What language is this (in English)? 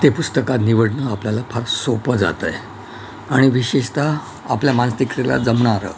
Marathi